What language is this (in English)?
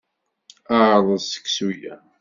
Kabyle